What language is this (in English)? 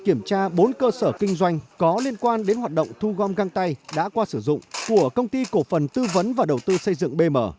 Vietnamese